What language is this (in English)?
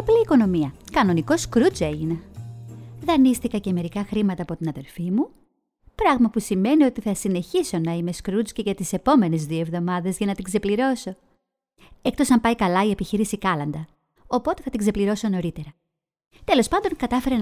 Greek